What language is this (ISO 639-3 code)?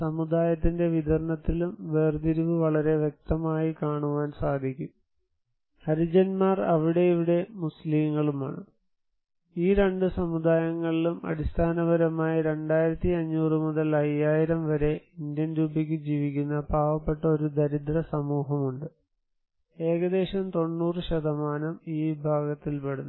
mal